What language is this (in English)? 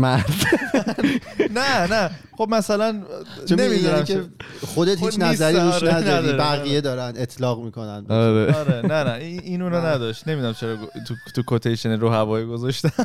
Persian